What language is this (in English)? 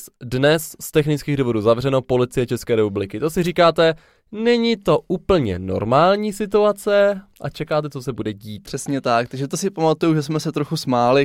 Czech